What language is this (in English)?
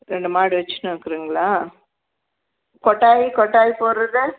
Tamil